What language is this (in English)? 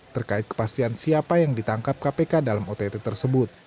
Indonesian